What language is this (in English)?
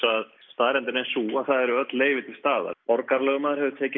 Icelandic